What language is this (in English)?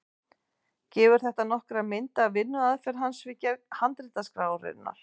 Icelandic